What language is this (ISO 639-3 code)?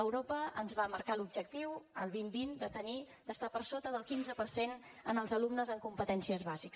cat